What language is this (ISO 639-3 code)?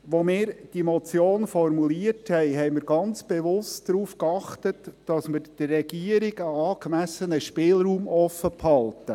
gsw